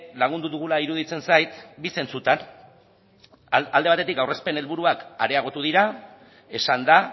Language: Basque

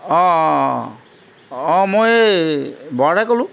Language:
Assamese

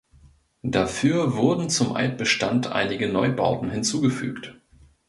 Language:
German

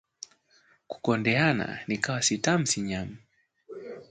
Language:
Swahili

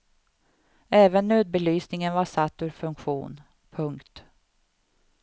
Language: Swedish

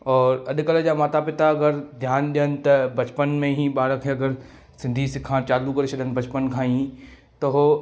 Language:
Sindhi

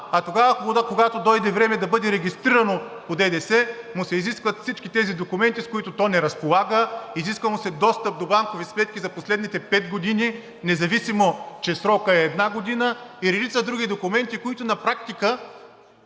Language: Bulgarian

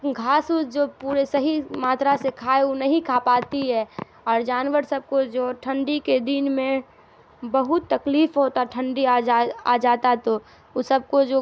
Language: Urdu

